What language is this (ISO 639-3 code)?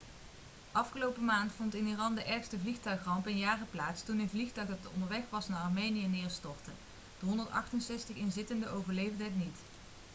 nld